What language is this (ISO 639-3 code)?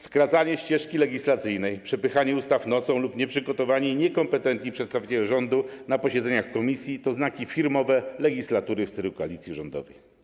pol